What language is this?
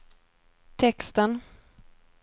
Swedish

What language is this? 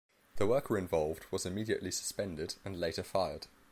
English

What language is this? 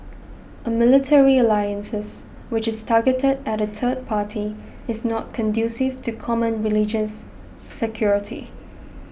English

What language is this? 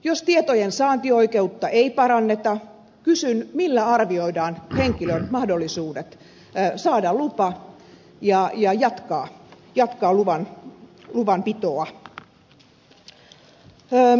Finnish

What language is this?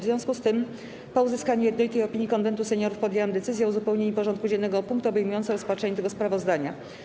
Polish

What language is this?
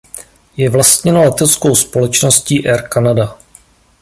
Czech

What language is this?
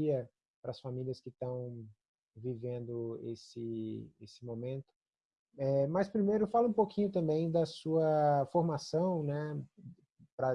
Portuguese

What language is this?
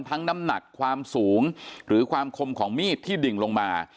Thai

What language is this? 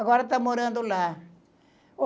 Portuguese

